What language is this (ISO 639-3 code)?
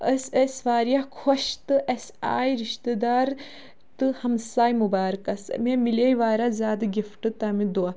kas